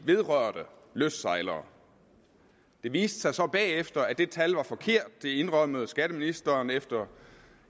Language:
Danish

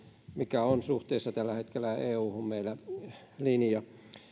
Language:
Finnish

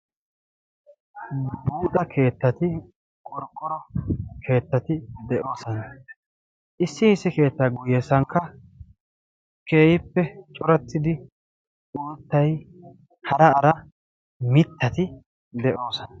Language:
Wolaytta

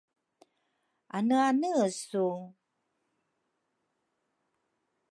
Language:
Rukai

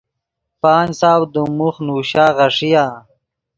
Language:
Yidgha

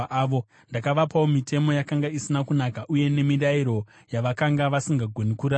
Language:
Shona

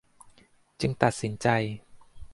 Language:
Thai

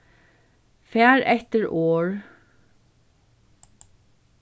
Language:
Faroese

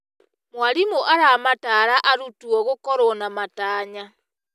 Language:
Kikuyu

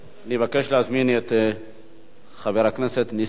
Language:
Hebrew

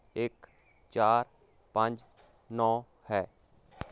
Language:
Punjabi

